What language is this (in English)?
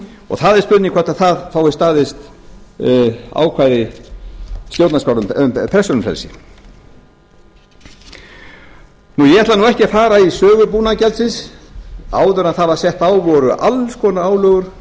Icelandic